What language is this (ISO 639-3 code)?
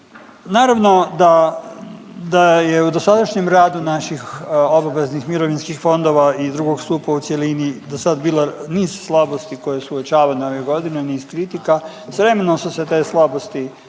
hrv